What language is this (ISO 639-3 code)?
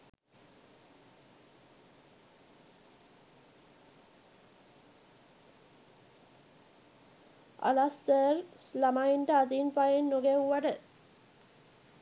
sin